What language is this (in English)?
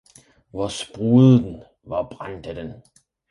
Danish